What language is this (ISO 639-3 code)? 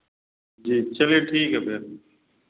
hin